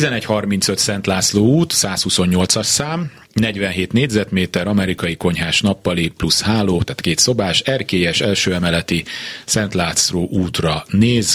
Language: Hungarian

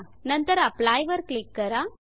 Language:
Marathi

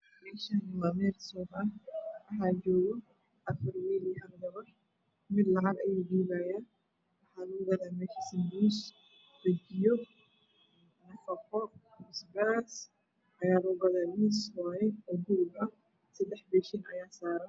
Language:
Somali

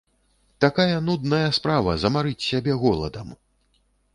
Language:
Belarusian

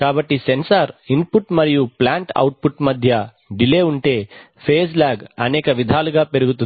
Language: Telugu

